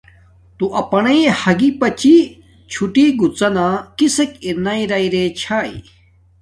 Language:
Domaaki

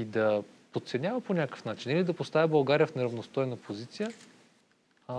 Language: Bulgarian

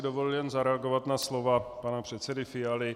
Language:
Czech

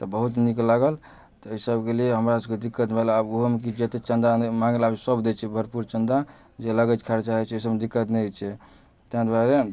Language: Maithili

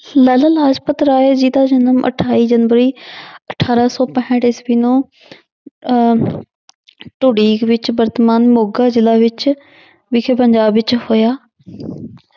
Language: Punjabi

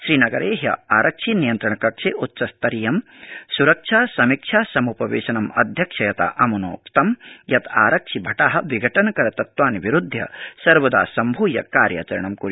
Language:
Sanskrit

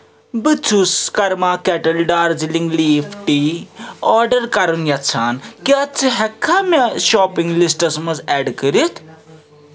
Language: Kashmiri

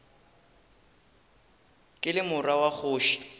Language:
Northern Sotho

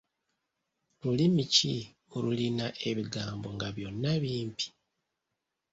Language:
Ganda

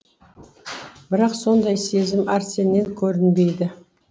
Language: Kazakh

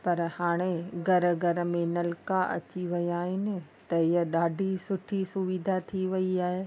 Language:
Sindhi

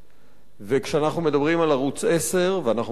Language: Hebrew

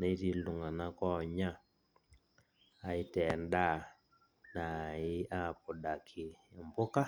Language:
Masai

